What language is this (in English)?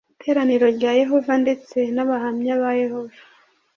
Kinyarwanda